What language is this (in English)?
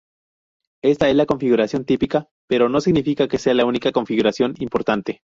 Spanish